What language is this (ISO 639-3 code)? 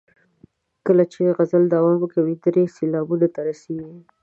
pus